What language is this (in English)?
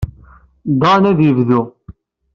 Kabyle